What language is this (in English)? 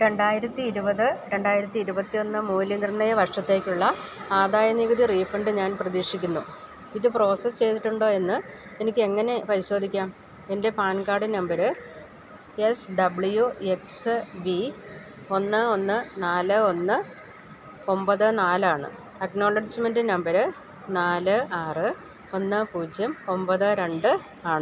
Malayalam